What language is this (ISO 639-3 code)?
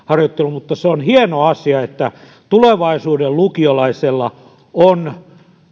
fin